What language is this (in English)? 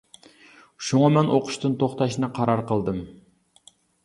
Uyghur